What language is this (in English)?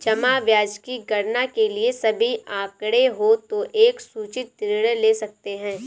Hindi